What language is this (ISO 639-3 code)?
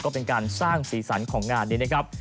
tha